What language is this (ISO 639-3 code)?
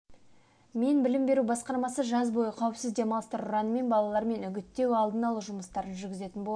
kaz